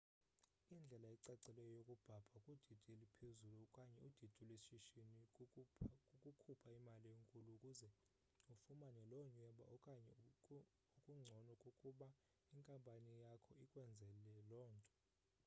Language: Xhosa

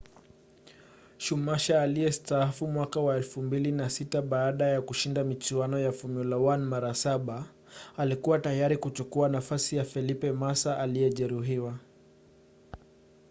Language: Swahili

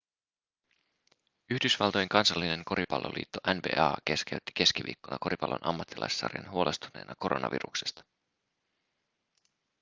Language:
Finnish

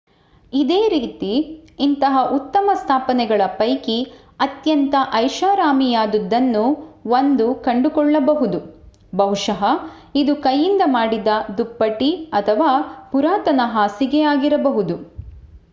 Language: Kannada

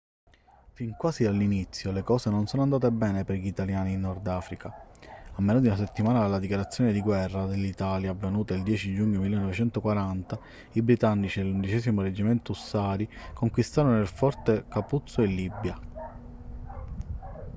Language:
Italian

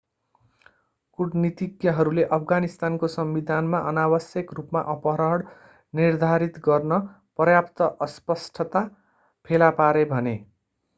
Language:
Nepali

